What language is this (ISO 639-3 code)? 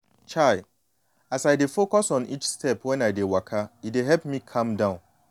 pcm